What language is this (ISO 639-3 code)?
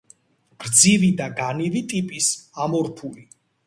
kat